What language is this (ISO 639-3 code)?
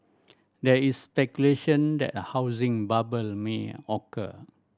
eng